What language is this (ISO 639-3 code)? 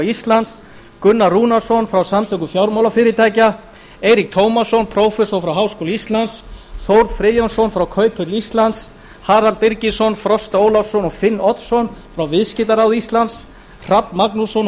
isl